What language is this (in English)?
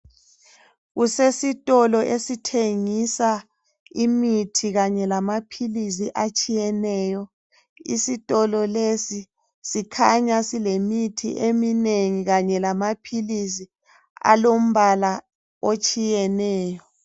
North Ndebele